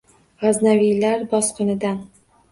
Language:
Uzbek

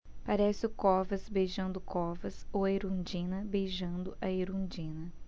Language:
Portuguese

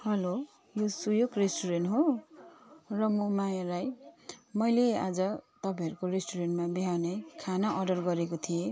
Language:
Nepali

